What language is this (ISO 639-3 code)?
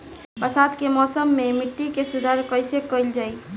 bho